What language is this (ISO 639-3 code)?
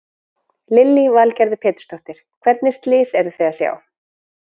isl